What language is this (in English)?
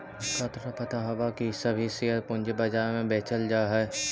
Magahi